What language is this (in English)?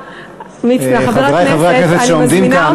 Hebrew